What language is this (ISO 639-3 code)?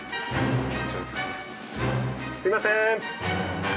jpn